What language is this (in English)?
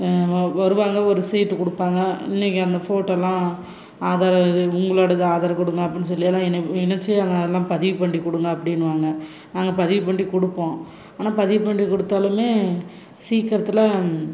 Tamil